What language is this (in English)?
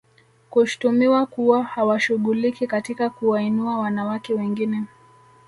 Swahili